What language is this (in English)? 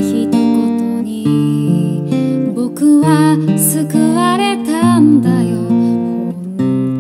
Korean